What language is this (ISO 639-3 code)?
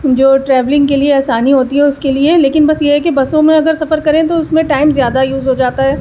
urd